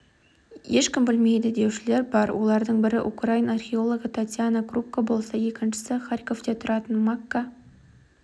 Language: Kazakh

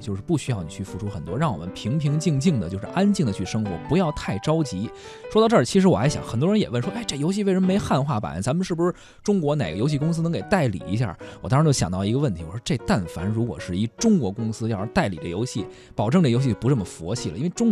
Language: Chinese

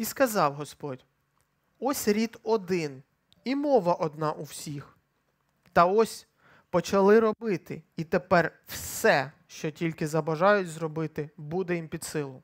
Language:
Ukrainian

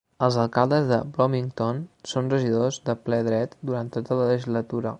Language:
Catalan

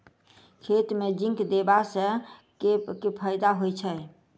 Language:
Maithili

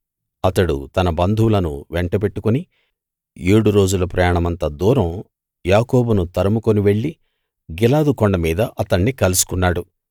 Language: Telugu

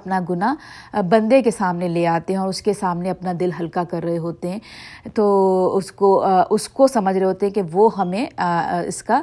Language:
Urdu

